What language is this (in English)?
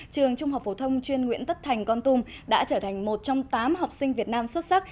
Vietnamese